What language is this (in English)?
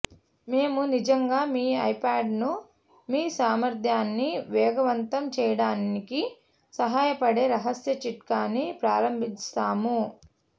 Telugu